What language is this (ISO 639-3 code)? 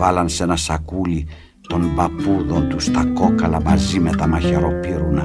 ell